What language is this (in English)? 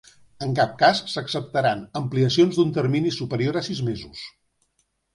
Catalan